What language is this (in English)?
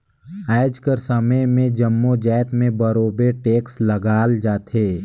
Chhattisgarhi